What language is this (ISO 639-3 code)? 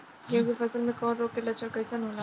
bho